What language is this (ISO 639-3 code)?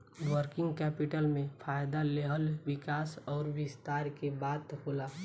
bho